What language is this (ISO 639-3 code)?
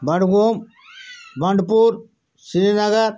kas